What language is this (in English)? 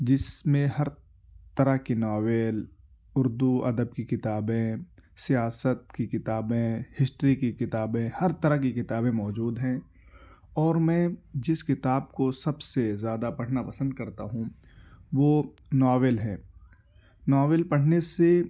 Urdu